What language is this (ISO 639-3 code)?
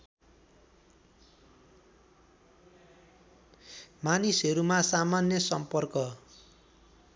nep